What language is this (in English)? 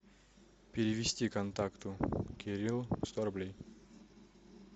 Russian